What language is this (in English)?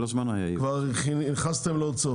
Hebrew